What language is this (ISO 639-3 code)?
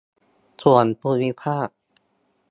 tha